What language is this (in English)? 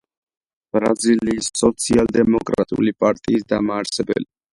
Georgian